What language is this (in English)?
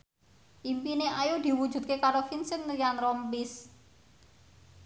Javanese